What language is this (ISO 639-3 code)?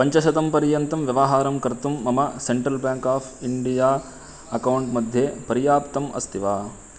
san